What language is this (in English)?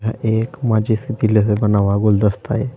Hindi